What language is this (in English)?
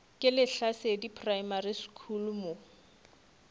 Northern Sotho